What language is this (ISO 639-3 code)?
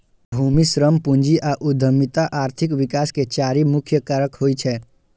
mai